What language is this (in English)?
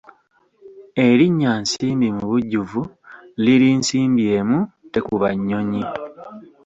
Ganda